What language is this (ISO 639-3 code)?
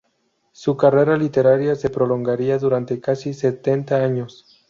spa